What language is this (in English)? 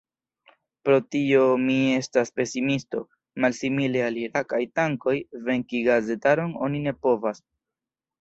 Esperanto